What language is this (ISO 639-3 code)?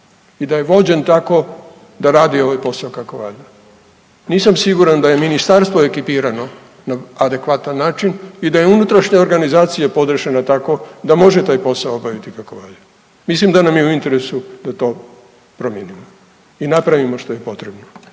hrv